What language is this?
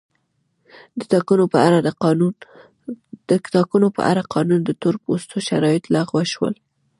Pashto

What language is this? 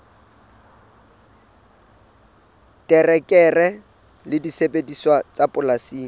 Southern Sotho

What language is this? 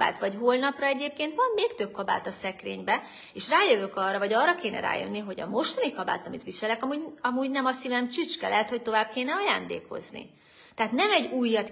Hungarian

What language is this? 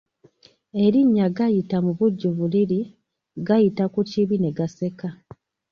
Ganda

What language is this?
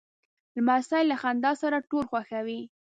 Pashto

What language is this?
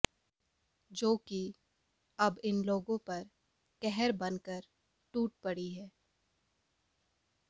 Hindi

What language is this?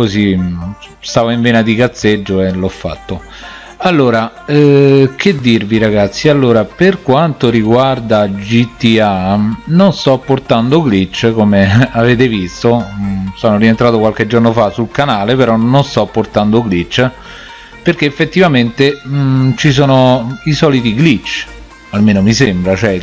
Italian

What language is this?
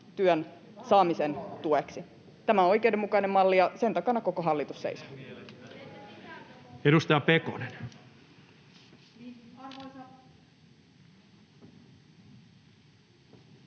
Finnish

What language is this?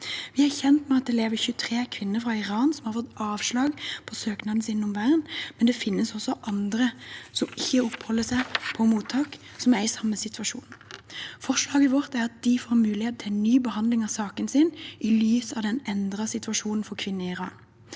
Norwegian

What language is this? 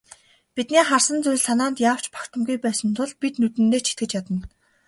Mongolian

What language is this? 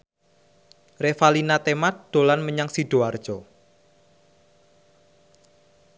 Javanese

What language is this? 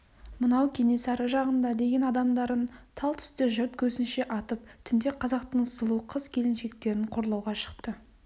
Kazakh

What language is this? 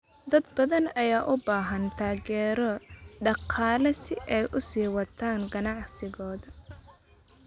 Somali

